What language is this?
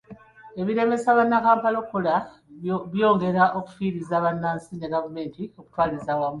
Ganda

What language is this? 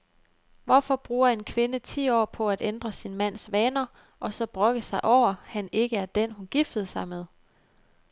Danish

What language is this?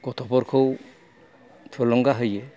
Bodo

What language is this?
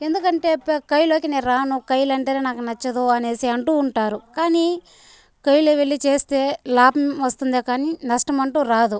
Telugu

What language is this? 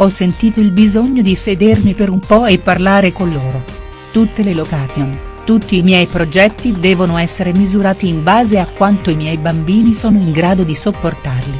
Italian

